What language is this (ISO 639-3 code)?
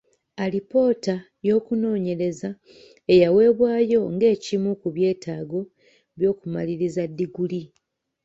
lug